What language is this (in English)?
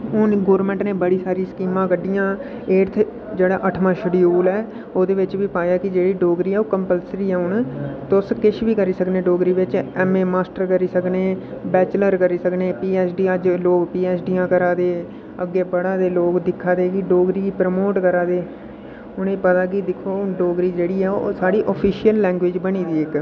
Dogri